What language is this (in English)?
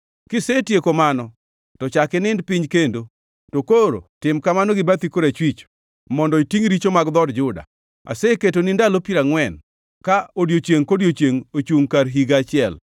Luo (Kenya and Tanzania)